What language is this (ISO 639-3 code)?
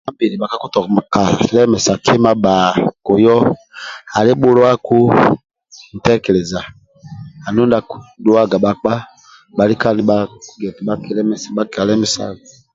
rwm